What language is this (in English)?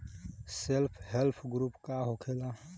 Bhojpuri